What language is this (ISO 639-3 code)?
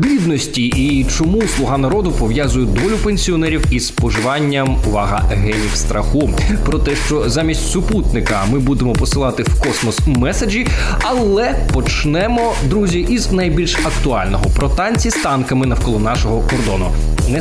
ukr